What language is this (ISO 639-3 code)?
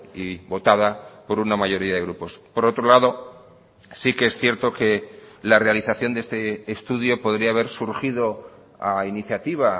spa